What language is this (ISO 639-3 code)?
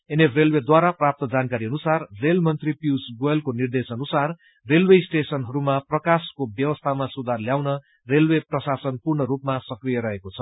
nep